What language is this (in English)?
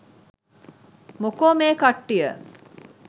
Sinhala